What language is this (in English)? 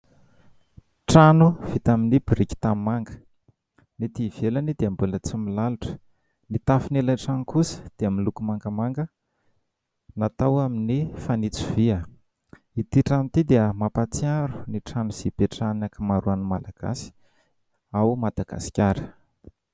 Malagasy